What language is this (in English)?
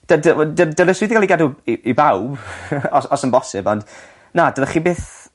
Welsh